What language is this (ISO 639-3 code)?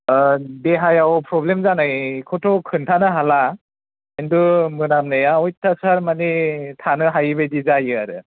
brx